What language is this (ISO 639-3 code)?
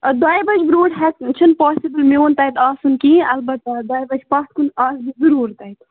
kas